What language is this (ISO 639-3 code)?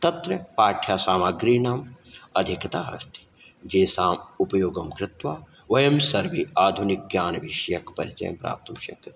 san